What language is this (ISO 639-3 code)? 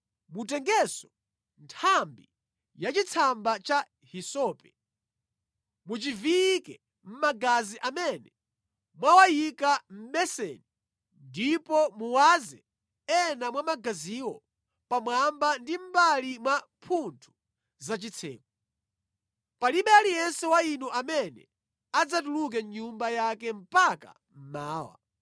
nya